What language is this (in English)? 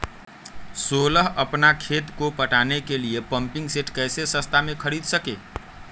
Magahi